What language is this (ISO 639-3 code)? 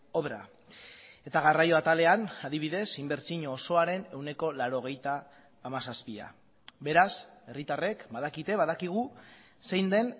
eus